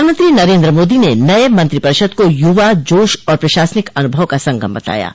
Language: Hindi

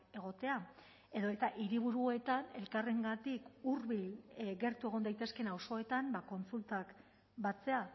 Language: Basque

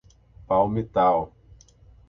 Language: Portuguese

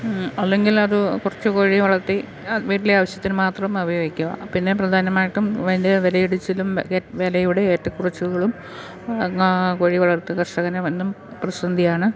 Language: Malayalam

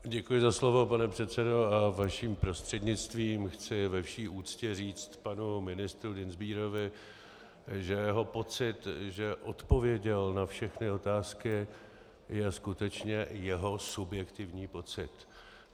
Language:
Czech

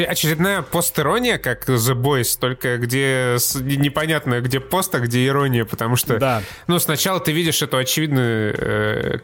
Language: Russian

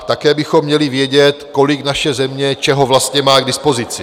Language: Czech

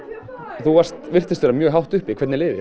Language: Icelandic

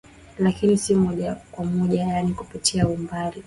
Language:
Swahili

